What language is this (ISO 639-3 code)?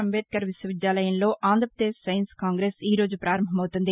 tel